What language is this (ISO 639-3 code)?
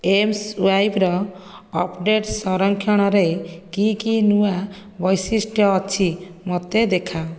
ori